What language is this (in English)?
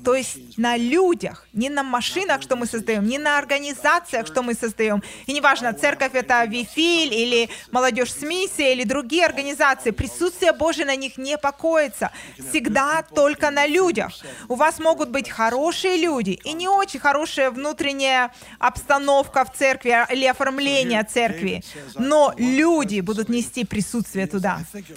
Russian